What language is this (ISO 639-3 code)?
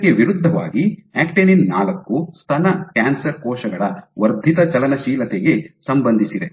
kan